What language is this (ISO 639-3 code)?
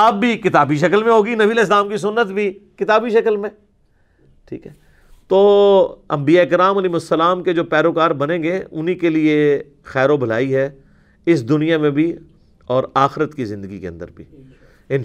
urd